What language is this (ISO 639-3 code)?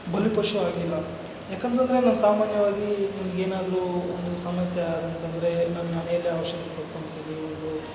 kan